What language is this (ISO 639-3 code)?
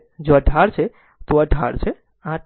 guj